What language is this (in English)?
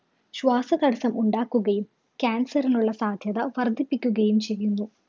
Malayalam